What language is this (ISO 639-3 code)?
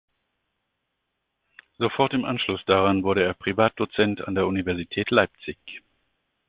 deu